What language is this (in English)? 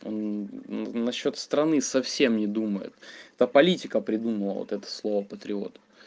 Russian